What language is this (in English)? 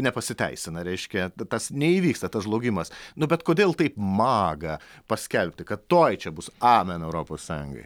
Lithuanian